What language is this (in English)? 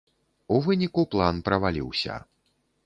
Belarusian